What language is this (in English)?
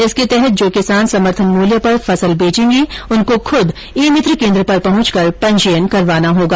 Hindi